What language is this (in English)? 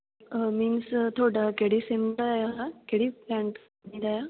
Punjabi